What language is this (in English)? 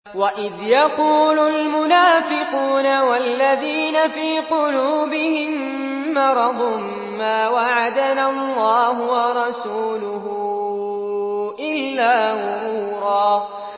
Arabic